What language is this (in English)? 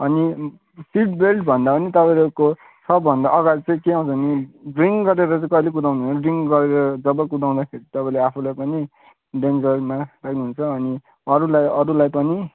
Nepali